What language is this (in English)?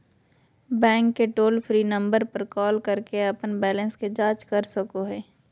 Magahi